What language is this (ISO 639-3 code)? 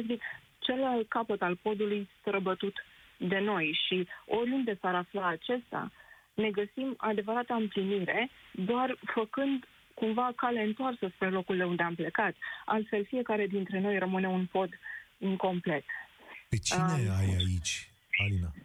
ron